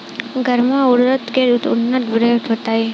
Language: Bhojpuri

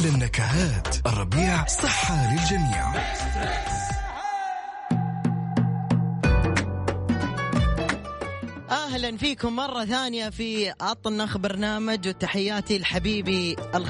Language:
Arabic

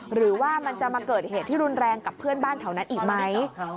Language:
Thai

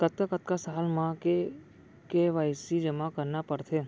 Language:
Chhattisgarhi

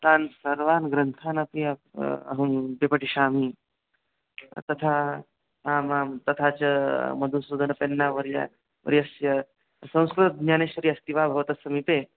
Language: Sanskrit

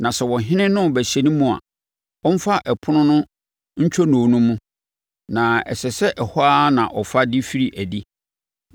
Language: Akan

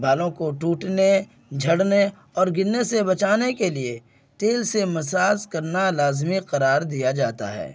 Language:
Urdu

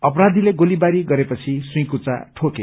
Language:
Nepali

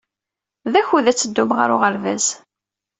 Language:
Kabyle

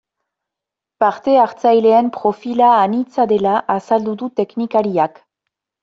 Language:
Basque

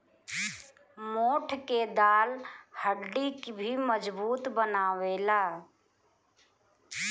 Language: Bhojpuri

